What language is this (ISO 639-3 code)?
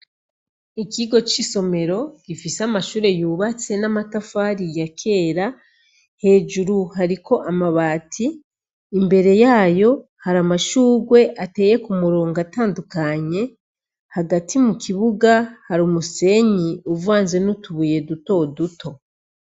run